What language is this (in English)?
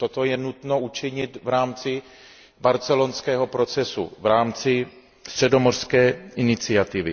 Czech